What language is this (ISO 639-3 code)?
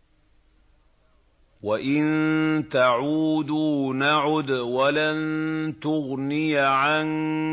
ara